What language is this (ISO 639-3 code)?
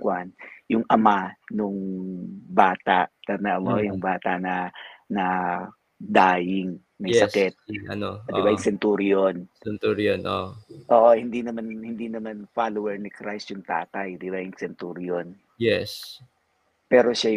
fil